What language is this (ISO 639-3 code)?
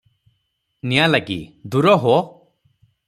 ori